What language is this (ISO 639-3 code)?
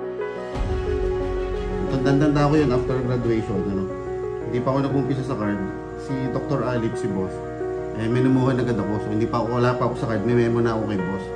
fil